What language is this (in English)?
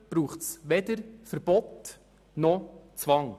Swiss German